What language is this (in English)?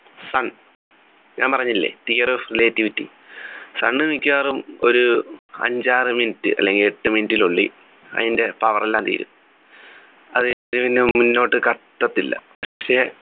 Malayalam